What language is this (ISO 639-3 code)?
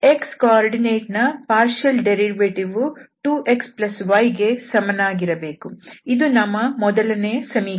kan